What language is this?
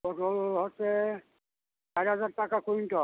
Bangla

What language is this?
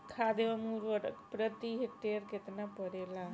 Bhojpuri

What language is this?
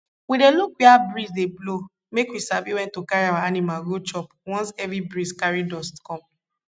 Nigerian Pidgin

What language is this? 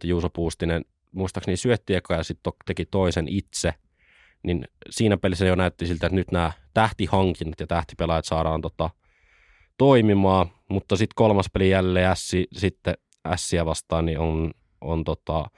Finnish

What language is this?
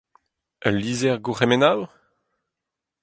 Breton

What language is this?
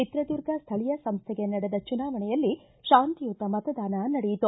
Kannada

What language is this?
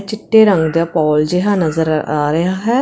Punjabi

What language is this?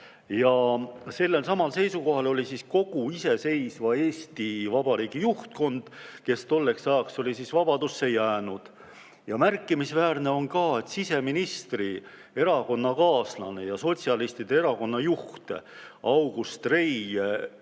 Estonian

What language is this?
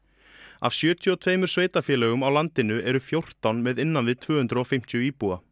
Icelandic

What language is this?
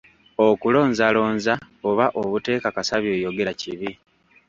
Ganda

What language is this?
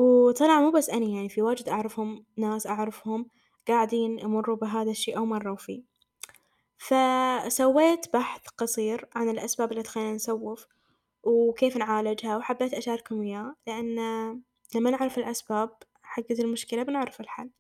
Arabic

